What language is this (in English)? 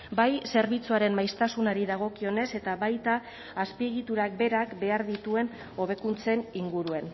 Basque